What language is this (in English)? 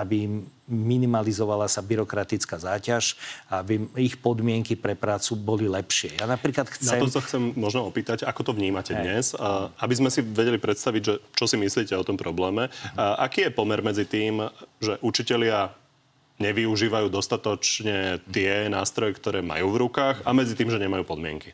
Slovak